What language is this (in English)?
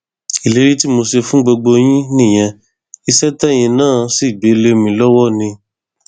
Yoruba